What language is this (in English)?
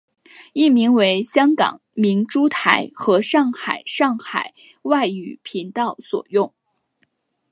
Chinese